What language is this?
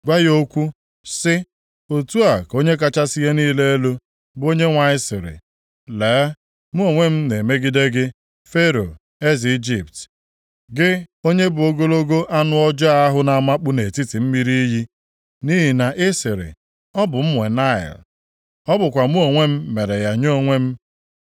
Igbo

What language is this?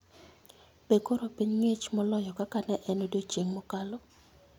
Luo (Kenya and Tanzania)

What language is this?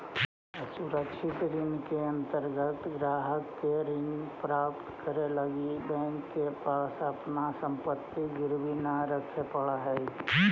Magahi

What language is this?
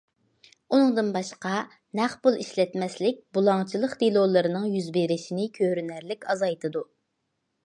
Uyghur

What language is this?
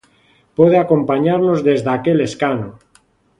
Galician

